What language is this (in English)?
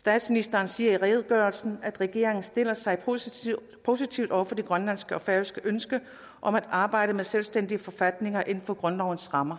Danish